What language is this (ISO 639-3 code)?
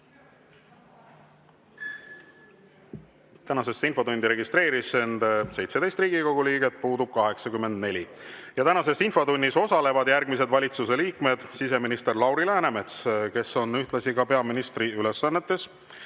est